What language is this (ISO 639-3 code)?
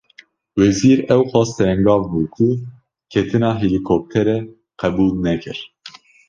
kur